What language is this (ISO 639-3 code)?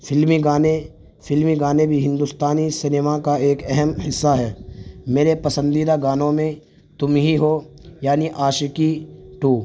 urd